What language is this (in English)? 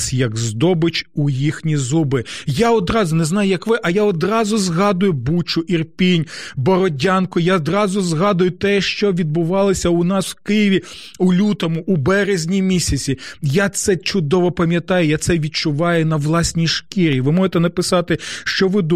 Ukrainian